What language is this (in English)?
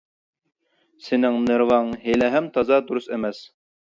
Uyghur